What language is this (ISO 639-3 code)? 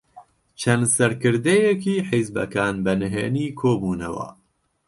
ckb